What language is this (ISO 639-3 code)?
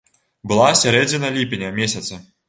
bel